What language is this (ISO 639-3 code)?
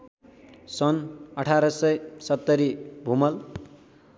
nep